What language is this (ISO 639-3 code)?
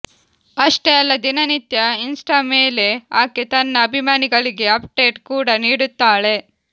kan